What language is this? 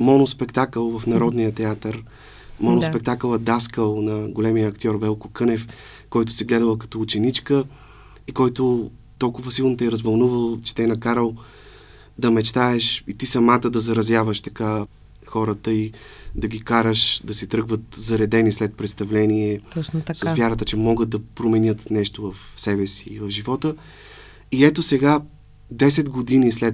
Bulgarian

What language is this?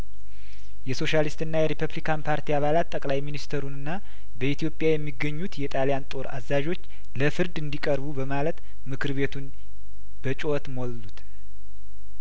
Amharic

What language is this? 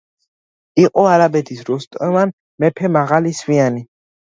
Georgian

